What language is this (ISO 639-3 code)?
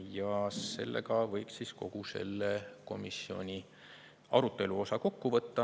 est